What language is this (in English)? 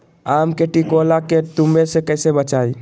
Magahi